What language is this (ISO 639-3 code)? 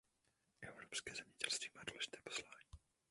ces